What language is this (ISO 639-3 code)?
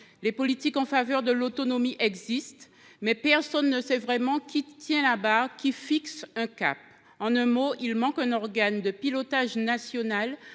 fra